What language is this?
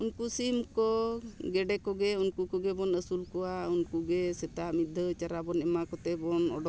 Santali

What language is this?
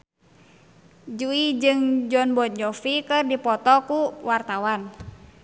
Sundanese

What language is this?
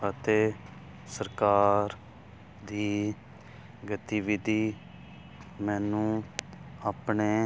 Punjabi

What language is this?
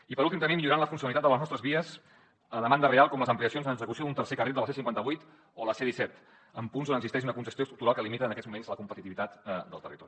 Catalan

